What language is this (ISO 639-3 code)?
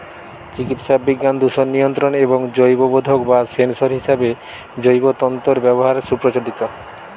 ben